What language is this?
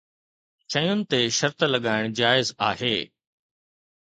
Sindhi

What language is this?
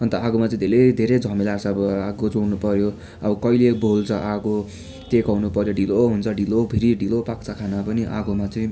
Nepali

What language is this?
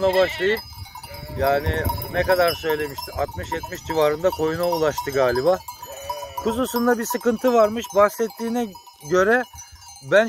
Turkish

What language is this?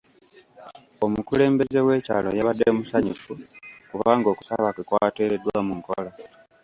Ganda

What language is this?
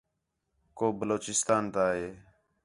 Khetrani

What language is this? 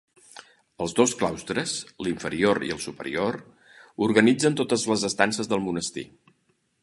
Catalan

